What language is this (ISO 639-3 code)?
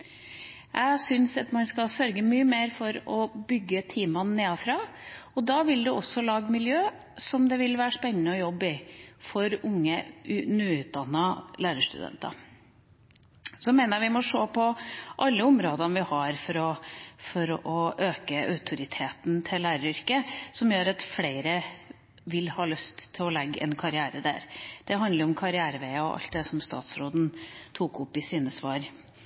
nob